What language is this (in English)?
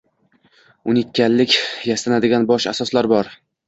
Uzbek